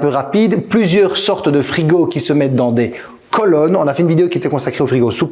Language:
French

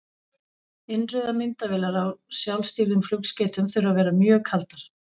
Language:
Icelandic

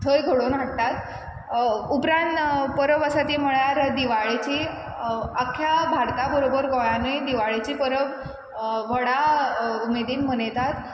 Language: Konkani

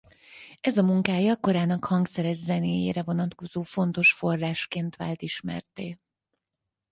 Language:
Hungarian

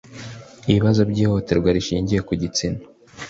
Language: Kinyarwanda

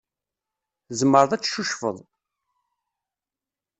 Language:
Kabyle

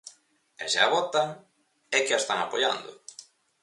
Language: Galician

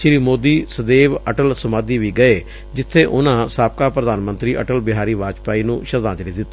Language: Punjabi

